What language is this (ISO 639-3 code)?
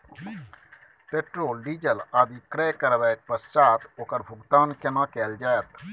mai